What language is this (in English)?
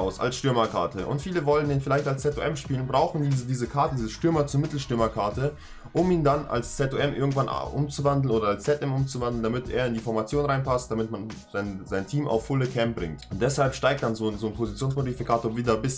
German